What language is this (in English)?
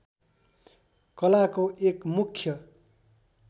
Nepali